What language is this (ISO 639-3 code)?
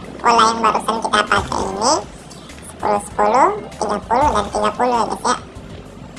ind